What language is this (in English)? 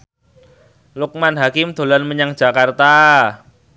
Javanese